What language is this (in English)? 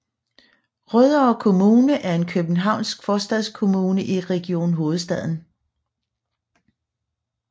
Danish